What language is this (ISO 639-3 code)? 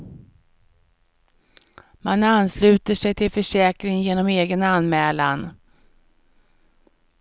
swe